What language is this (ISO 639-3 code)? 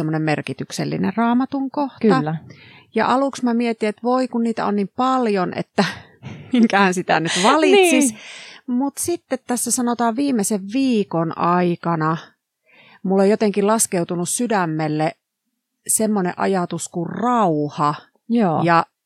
fin